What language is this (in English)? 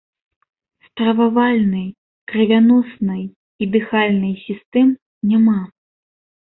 Belarusian